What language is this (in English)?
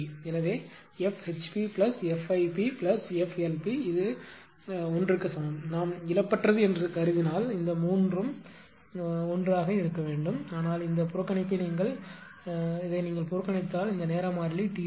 Tamil